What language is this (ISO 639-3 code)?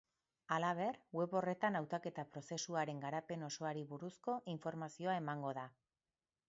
eus